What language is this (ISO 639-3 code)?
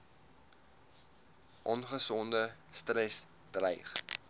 afr